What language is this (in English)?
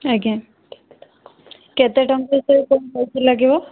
Odia